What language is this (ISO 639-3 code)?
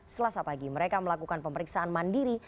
ind